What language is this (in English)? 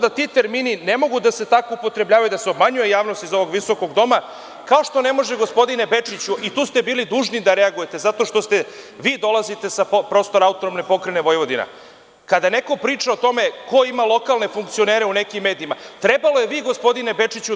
Serbian